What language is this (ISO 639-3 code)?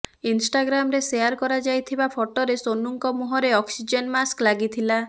ori